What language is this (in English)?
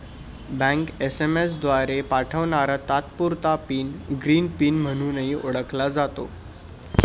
Marathi